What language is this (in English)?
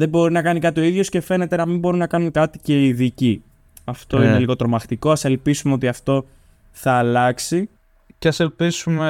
Greek